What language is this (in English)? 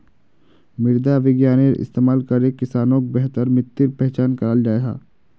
Magahi